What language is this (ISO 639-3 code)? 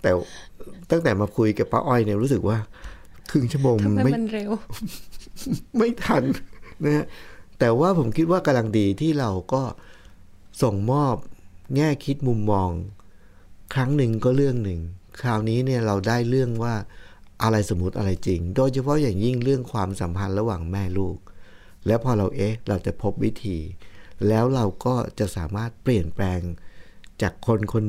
tha